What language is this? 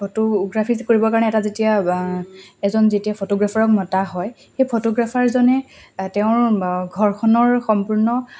Assamese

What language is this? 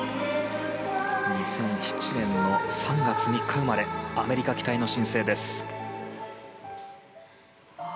Japanese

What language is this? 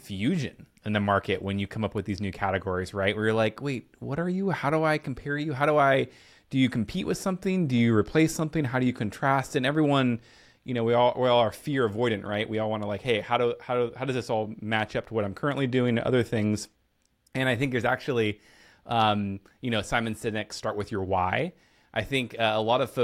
English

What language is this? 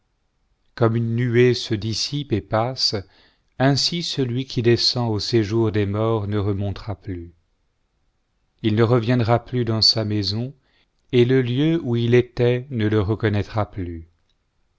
French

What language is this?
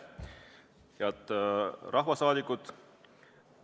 Estonian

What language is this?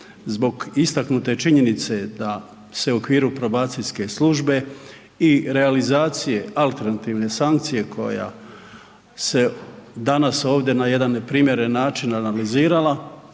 Croatian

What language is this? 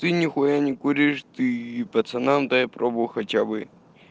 Russian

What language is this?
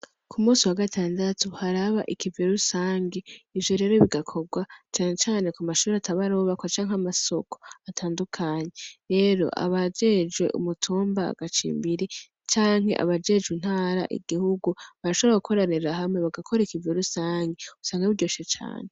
Rundi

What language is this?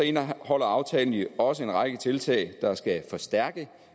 Danish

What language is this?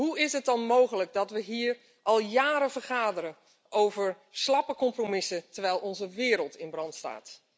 Dutch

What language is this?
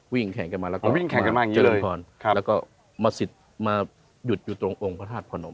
Thai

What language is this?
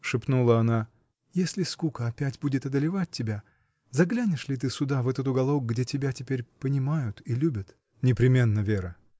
Russian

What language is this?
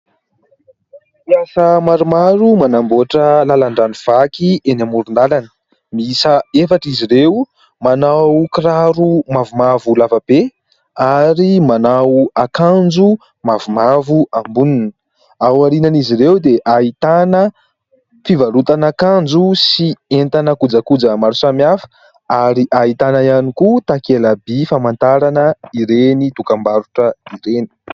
Malagasy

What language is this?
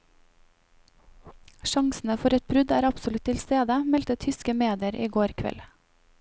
Norwegian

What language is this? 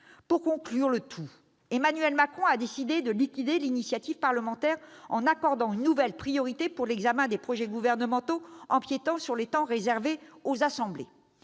French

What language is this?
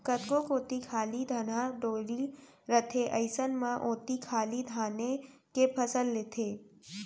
Chhattisgarhi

